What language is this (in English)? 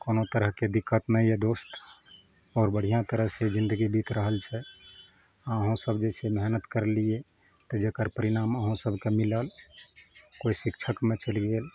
Maithili